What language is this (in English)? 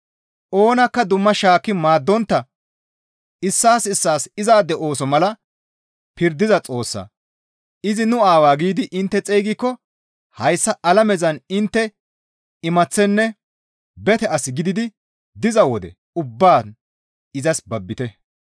Gamo